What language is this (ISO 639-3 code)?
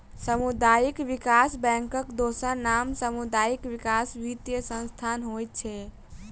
mai